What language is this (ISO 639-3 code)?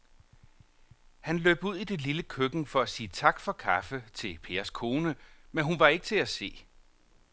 dan